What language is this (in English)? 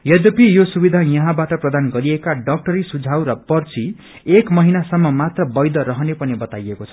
Nepali